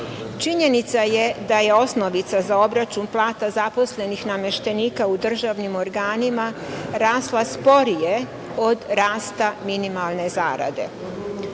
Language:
Serbian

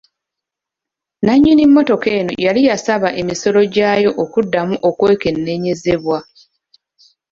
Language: Ganda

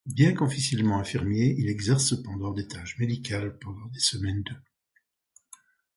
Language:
French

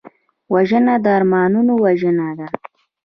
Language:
Pashto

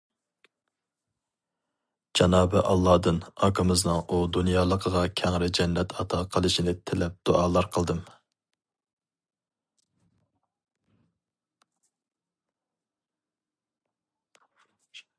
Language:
Uyghur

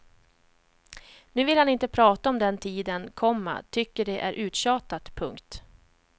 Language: Swedish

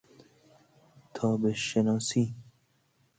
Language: Persian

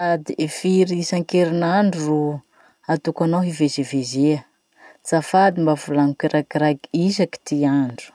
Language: Masikoro Malagasy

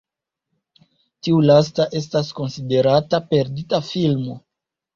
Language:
Esperanto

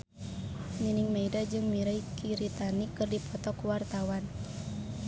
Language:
Sundanese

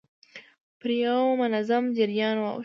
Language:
Pashto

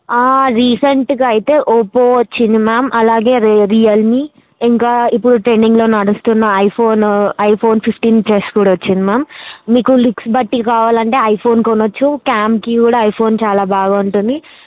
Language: Telugu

